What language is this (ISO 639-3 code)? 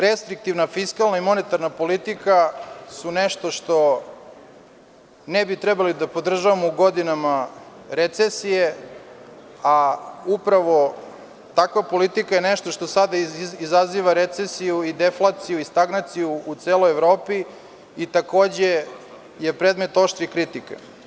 srp